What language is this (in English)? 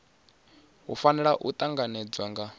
Venda